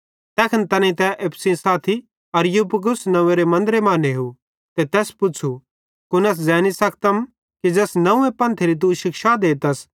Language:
Bhadrawahi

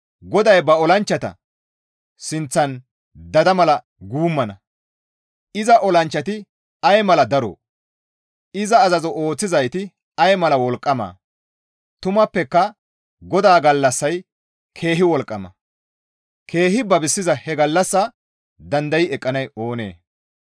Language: Gamo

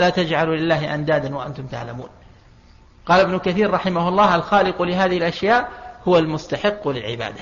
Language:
Arabic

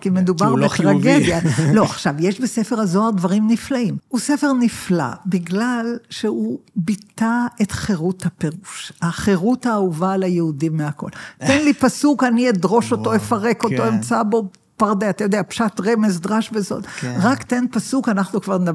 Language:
Hebrew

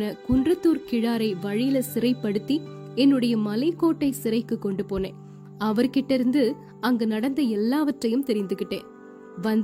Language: Tamil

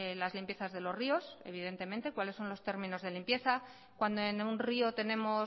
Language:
Spanish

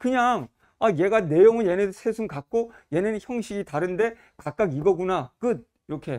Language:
Korean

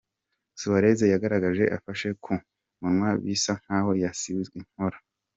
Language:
Kinyarwanda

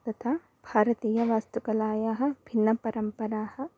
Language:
Sanskrit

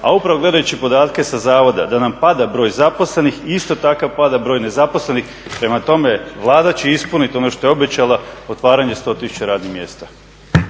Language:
Croatian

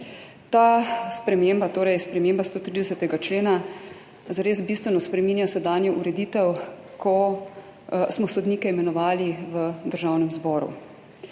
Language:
Slovenian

